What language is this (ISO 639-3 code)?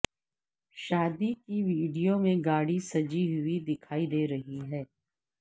urd